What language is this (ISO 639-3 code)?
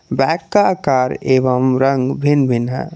hin